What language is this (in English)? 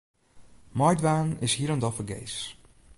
Western Frisian